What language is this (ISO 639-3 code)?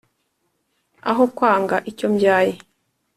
kin